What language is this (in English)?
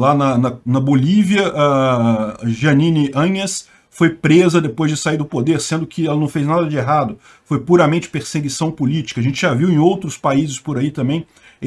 Portuguese